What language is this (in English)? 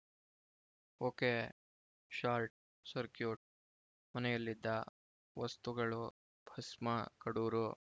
Kannada